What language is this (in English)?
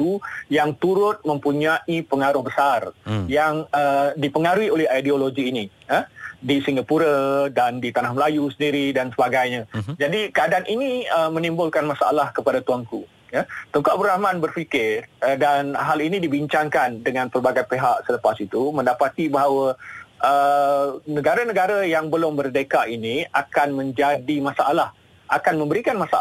Malay